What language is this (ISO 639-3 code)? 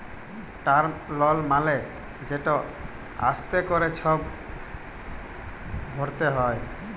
ben